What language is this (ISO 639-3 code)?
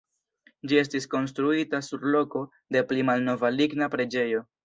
epo